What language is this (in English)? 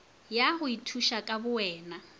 Northern Sotho